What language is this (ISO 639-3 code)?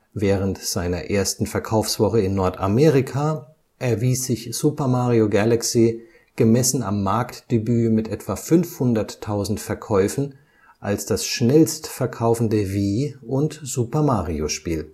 deu